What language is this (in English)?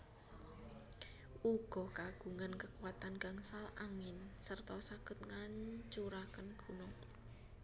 Javanese